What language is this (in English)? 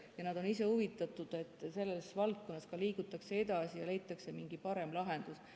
Estonian